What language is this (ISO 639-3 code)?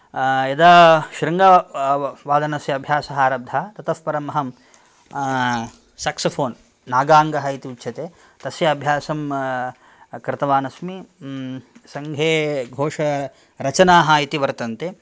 san